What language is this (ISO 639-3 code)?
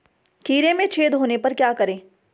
hin